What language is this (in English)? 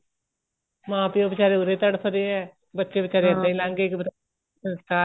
Punjabi